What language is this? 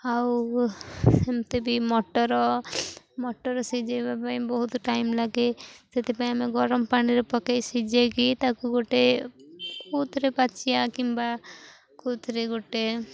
Odia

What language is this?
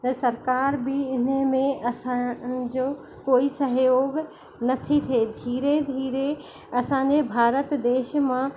Sindhi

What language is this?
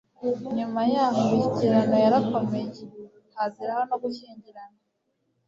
Kinyarwanda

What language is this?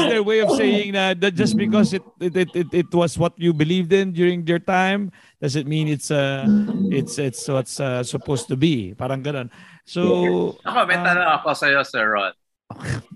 Filipino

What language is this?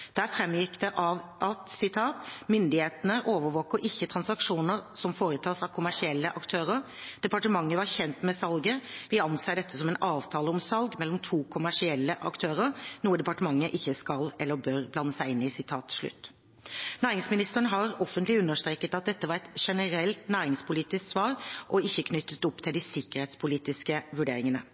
Norwegian Bokmål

